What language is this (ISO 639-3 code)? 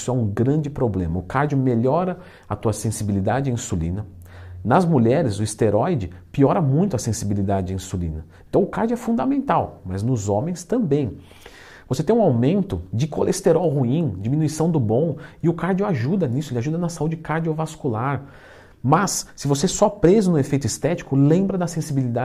por